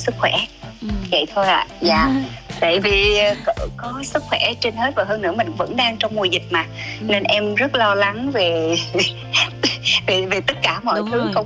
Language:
Vietnamese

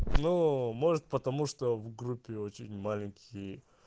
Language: Russian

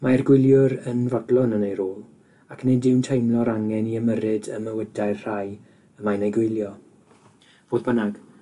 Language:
Welsh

